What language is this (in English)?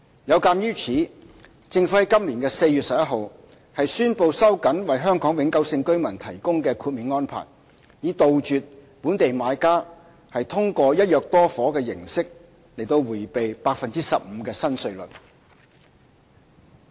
Cantonese